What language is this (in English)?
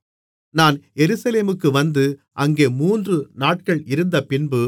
Tamil